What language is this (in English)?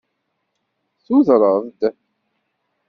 Kabyle